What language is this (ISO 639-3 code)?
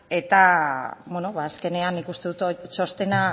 eus